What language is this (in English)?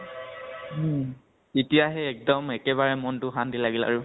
Assamese